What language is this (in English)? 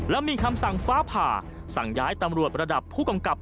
Thai